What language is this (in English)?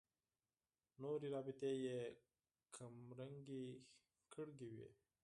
Pashto